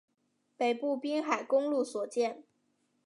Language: Chinese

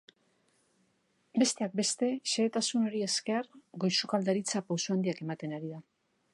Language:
Basque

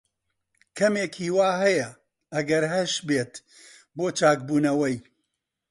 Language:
Central Kurdish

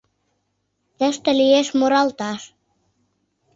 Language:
Mari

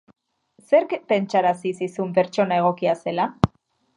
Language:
Basque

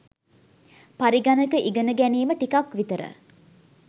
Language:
Sinhala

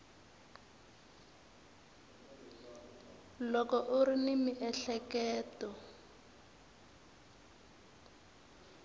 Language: Tsonga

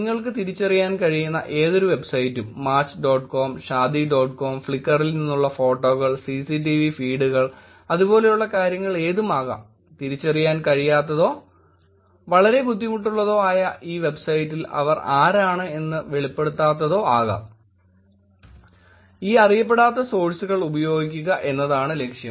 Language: Malayalam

